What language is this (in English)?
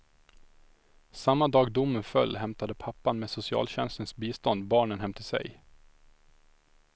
Swedish